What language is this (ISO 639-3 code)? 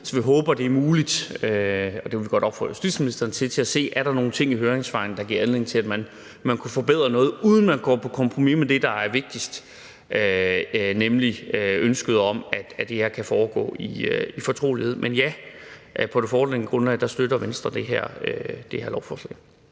dan